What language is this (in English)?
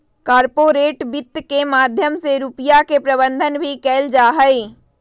Magahi